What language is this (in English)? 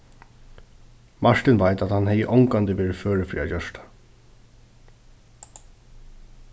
Faroese